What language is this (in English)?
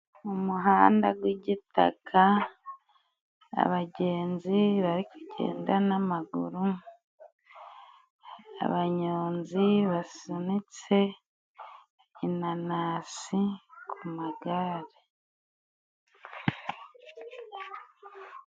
Kinyarwanda